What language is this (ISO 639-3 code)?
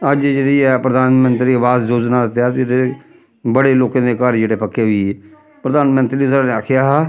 doi